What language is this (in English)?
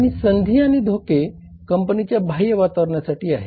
Marathi